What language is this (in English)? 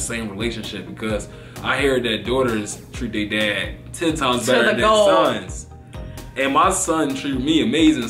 English